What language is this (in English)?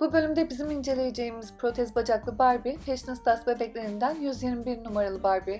Turkish